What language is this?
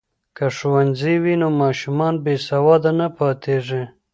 Pashto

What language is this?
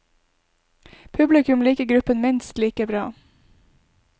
Norwegian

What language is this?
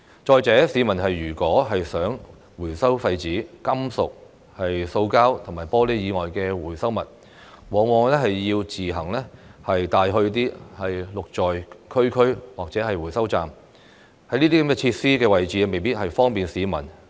Cantonese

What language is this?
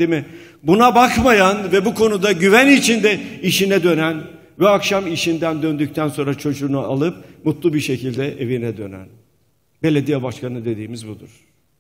Turkish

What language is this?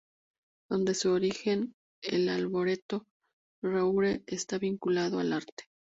Spanish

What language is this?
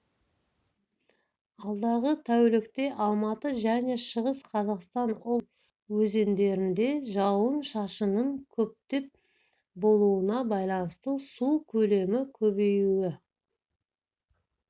Kazakh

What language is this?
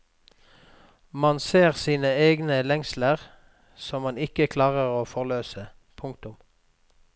Norwegian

